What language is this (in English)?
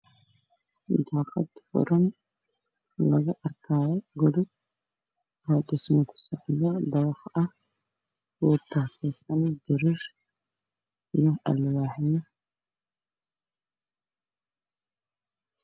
Somali